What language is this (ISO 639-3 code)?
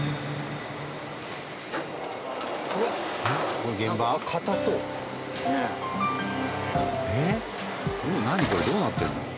jpn